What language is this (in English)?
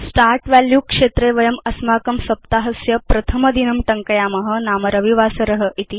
Sanskrit